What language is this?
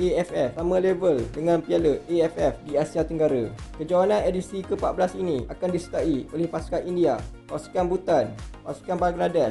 Malay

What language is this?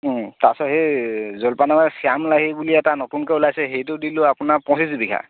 Assamese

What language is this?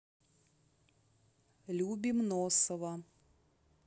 Russian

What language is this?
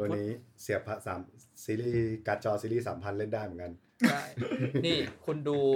Thai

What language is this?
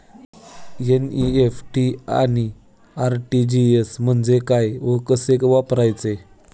Marathi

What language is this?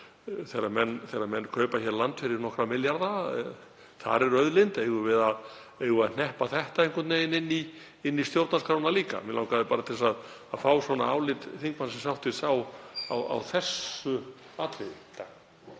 Icelandic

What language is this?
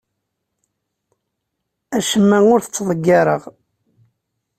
Kabyle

